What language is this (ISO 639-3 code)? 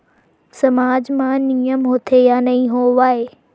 hne